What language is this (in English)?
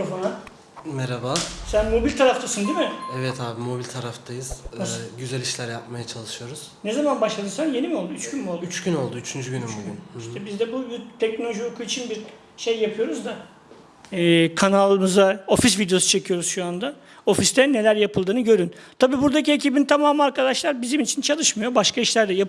Turkish